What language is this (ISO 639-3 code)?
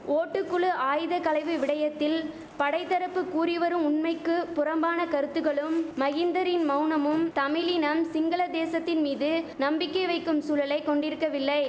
tam